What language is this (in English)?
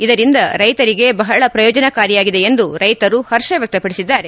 Kannada